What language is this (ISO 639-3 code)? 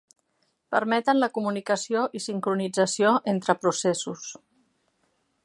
cat